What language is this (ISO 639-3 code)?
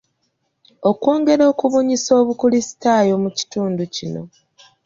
lug